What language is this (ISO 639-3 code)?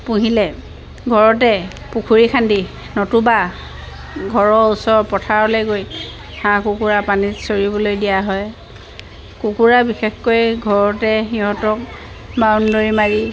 asm